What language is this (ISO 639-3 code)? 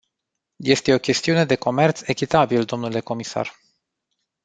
ron